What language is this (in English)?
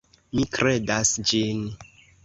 Esperanto